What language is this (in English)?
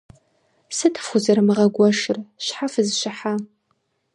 Kabardian